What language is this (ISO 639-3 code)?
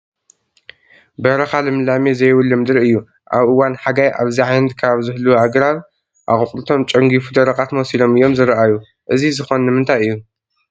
tir